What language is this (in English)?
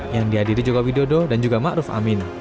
Indonesian